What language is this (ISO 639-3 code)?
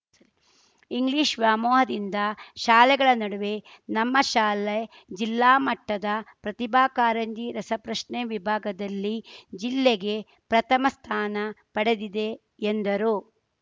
kan